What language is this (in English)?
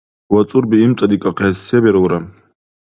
Dargwa